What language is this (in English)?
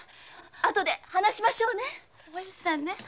Japanese